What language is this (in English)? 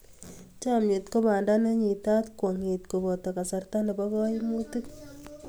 Kalenjin